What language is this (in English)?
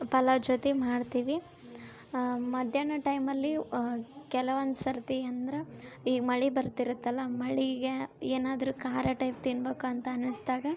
Kannada